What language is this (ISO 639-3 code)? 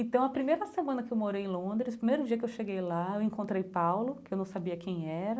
por